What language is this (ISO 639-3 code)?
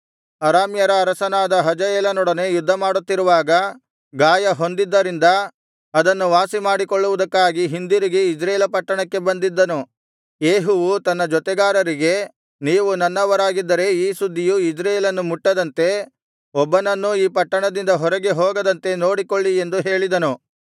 kan